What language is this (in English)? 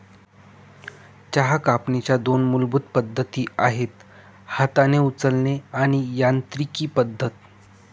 Marathi